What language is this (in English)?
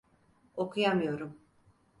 Turkish